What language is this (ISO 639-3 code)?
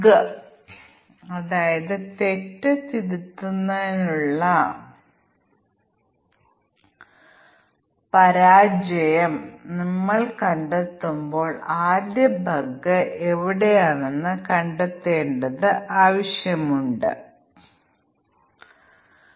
mal